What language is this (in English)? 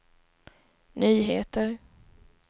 Swedish